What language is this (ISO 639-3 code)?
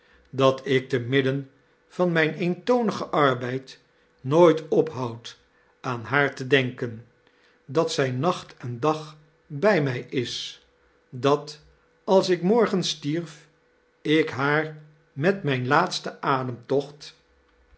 nld